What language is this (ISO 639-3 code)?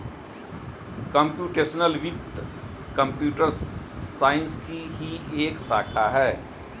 hin